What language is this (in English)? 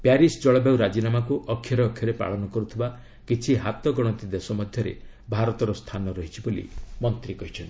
Odia